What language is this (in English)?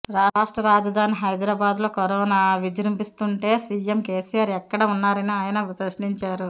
Telugu